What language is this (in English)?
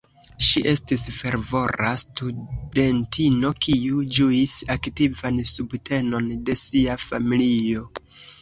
Esperanto